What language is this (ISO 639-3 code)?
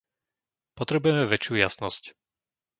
slk